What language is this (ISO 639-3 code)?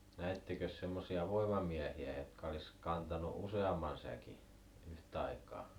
fin